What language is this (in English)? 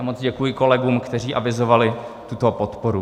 Czech